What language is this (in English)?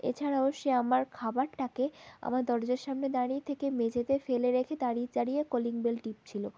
Bangla